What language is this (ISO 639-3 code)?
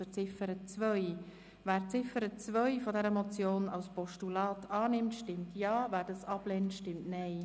gsw